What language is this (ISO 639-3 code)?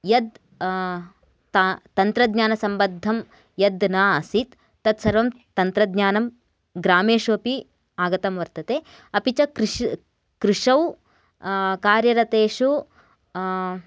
san